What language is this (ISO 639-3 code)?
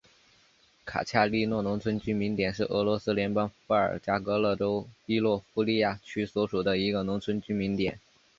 zho